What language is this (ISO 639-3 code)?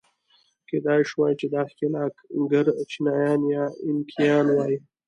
pus